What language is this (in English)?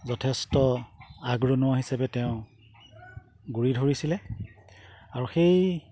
Assamese